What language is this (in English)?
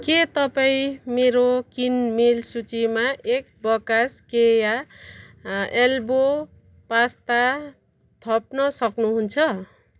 Nepali